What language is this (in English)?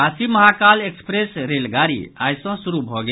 Maithili